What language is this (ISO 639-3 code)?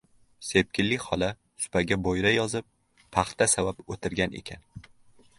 uzb